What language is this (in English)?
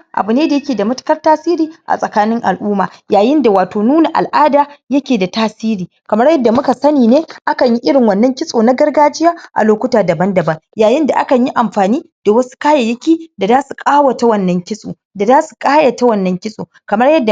Hausa